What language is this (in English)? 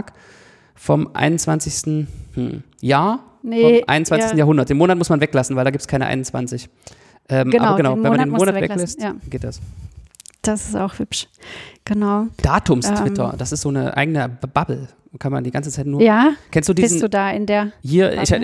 German